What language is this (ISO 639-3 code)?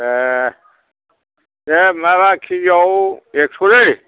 brx